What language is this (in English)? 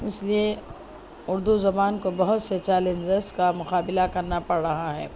Urdu